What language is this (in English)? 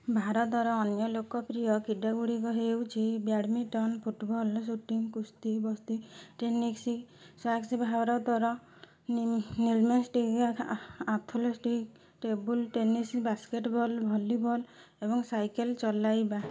Odia